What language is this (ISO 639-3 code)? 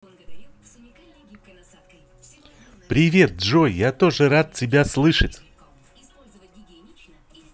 rus